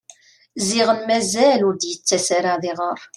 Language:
Kabyle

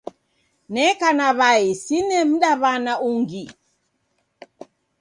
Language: Taita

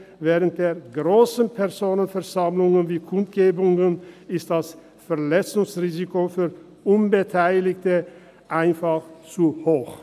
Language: Swiss German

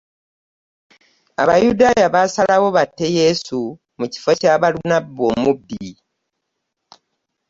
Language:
Ganda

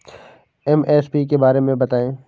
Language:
Hindi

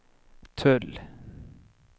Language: Swedish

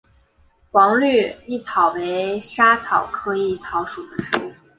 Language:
Chinese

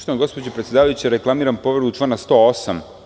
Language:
Serbian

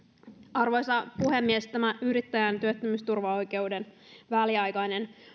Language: Finnish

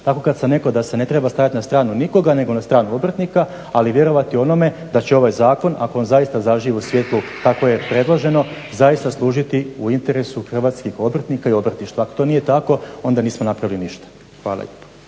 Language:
Croatian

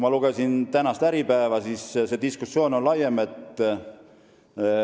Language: Estonian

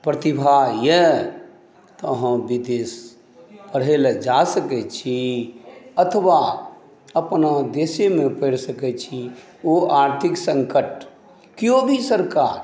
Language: Maithili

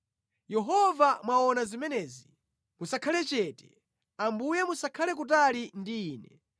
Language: Nyanja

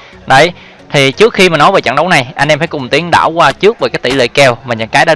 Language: Vietnamese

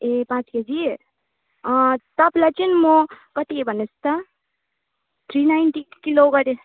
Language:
Nepali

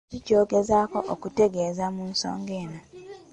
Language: Ganda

